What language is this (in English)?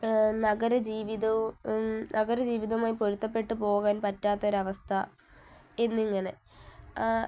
Malayalam